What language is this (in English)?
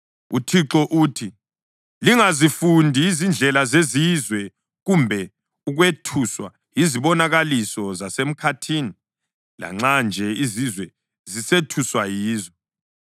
North Ndebele